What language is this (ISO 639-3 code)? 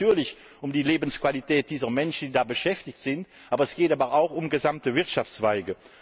deu